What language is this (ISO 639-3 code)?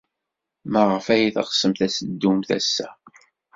kab